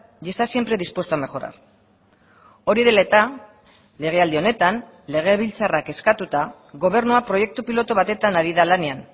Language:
Basque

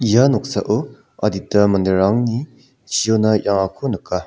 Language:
Garo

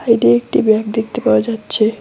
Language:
Bangla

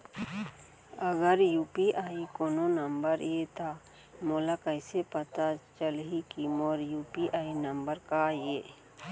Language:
Chhattisgarhi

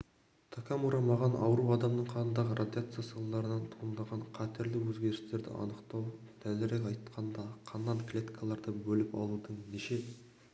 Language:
Kazakh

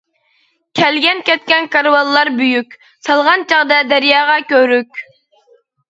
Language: Uyghur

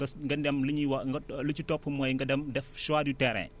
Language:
Wolof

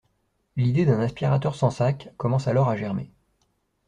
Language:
French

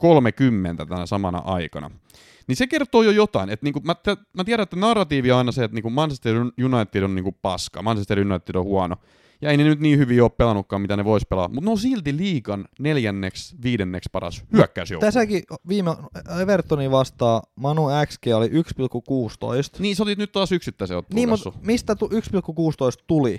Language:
Finnish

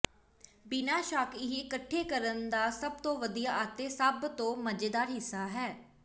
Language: Punjabi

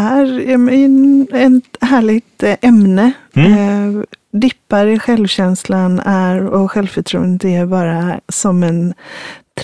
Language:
Swedish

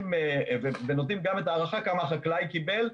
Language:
Hebrew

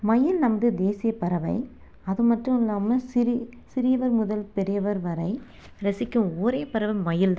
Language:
Tamil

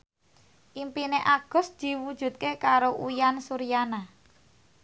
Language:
Javanese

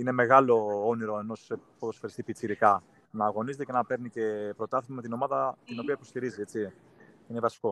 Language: Greek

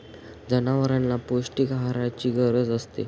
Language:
Marathi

